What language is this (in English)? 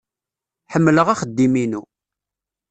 Kabyle